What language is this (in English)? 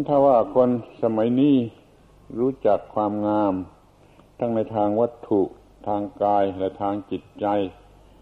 Thai